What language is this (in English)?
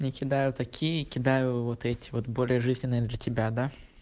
Russian